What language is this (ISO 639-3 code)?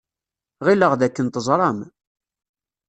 kab